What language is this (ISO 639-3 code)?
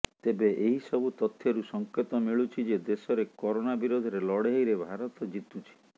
ori